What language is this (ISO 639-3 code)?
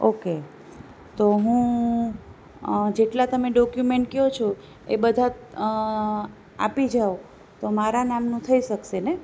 guj